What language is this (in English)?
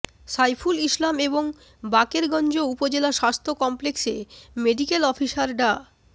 Bangla